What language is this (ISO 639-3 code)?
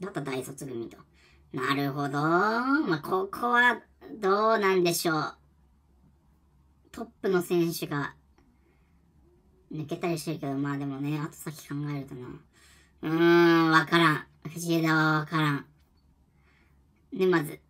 jpn